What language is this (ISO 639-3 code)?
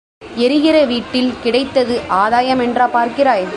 tam